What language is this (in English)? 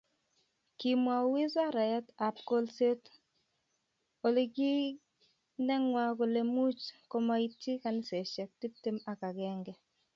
Kalenjin